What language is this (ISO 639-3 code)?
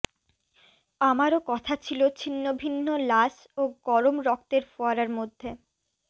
ben